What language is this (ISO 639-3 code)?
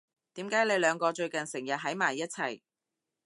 yue